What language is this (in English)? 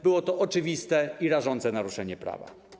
Polish